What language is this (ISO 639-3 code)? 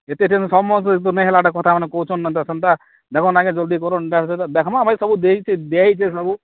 ori